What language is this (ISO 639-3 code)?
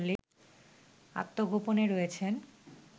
ben